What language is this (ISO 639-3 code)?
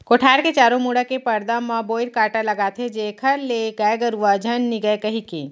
hne